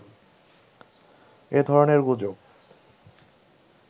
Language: Bangla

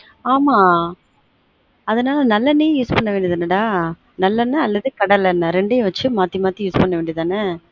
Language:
Tamil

